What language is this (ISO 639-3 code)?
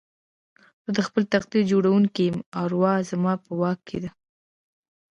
pus